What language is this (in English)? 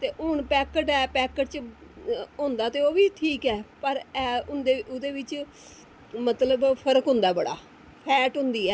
Dogri